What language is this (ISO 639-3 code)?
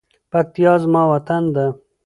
pus